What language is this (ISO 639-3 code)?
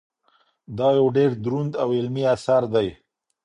pus